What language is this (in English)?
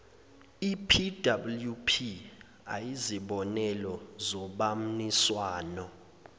Zulu